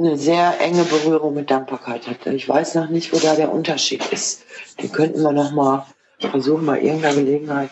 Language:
German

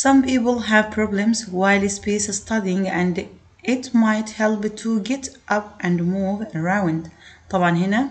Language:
Arabic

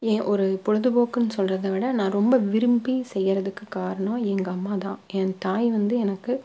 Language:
Tamil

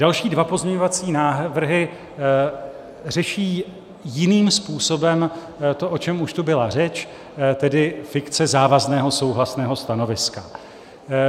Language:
Czech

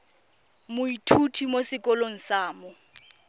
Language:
Tswana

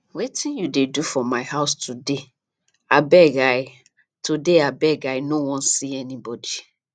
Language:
Nigerian Pidgin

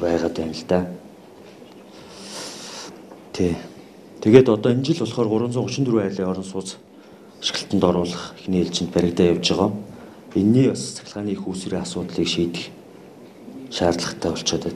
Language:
Romanian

